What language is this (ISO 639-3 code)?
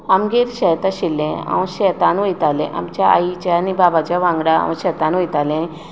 kok